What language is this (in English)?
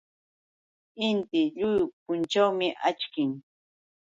Yauyos Quechua